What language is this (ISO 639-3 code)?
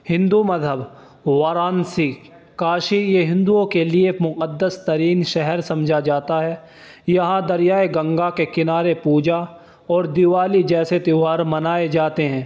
urd